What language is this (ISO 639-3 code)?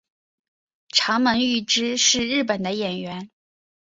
zho